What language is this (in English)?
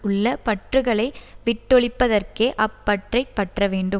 Tamil